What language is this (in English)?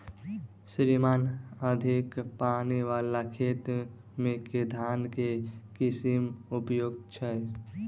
Maithili